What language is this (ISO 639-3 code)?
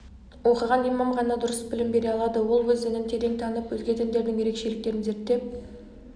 kaz